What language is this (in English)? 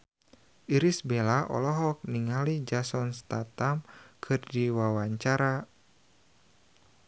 Sundanese